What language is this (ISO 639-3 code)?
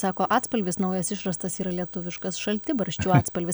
lit